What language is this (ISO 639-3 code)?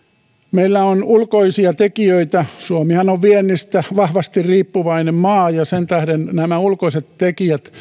fin